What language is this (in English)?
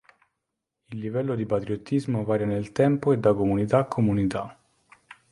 Italian